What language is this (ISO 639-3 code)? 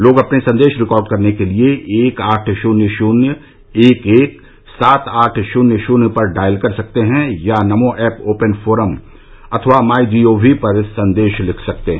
hin